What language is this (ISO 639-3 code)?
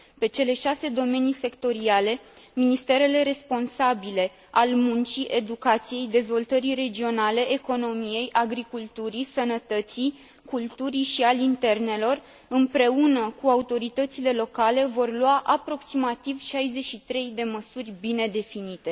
ron